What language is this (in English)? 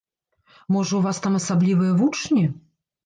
Belarusian